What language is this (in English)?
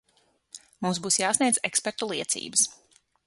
Latvian